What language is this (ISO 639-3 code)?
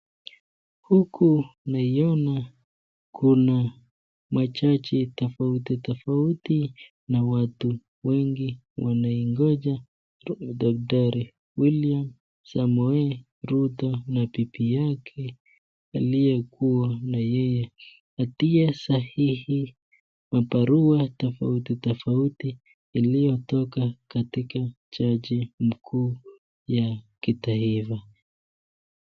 swa